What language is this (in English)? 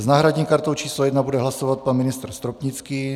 Czech